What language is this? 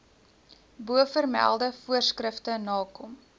Afrikaans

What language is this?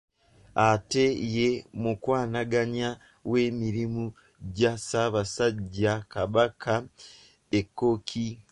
Ganda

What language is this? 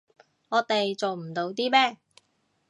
Cantonese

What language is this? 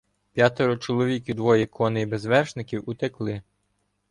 Ukrainian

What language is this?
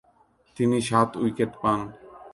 Bangla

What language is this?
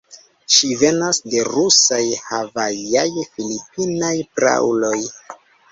Esperanto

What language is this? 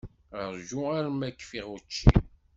Kabyle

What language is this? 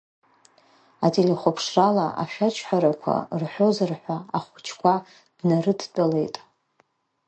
Abkhazian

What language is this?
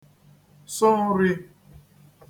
Igbo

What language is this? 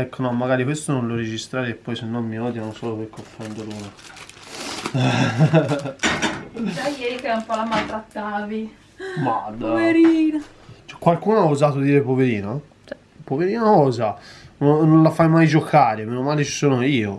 Italian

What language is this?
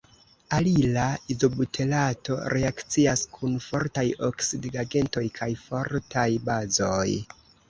Esperanto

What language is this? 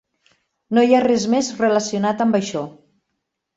Catalan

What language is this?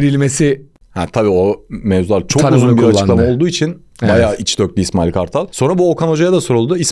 Turkish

